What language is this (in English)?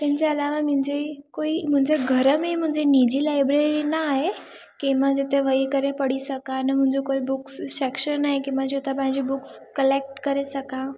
Sindhi